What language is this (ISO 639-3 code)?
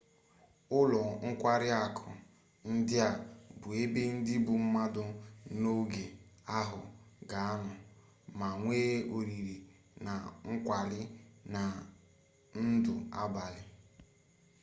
ibo